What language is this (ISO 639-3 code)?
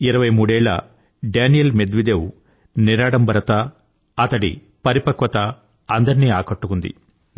tel